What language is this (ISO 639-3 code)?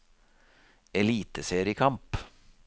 nor